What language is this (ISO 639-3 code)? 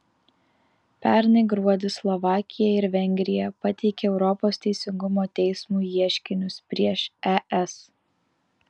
lit